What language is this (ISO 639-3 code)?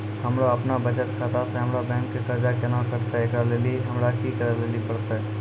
mai